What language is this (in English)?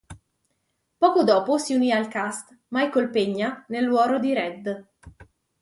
Italian